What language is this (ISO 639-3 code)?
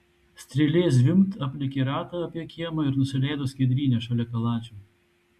lit